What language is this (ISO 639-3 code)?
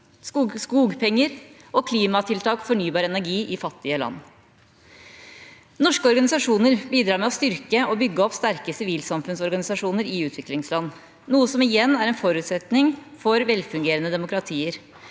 nor